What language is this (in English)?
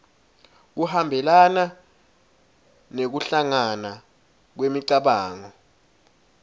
Swati